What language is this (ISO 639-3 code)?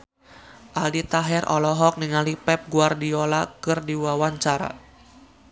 sun